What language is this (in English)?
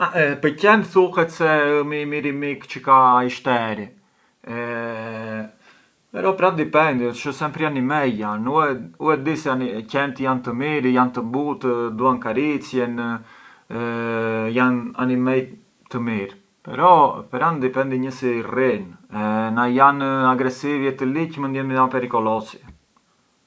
Arbëreshë Albanian